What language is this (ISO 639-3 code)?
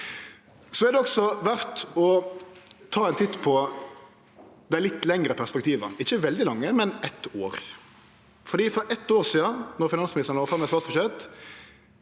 nor